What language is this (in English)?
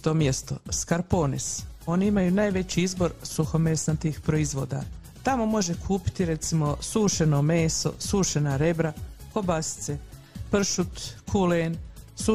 Croatian